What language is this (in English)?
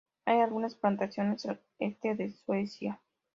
Spanish